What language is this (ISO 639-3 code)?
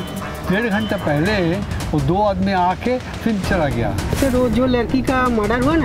hin